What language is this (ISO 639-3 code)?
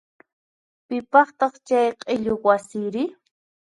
qxp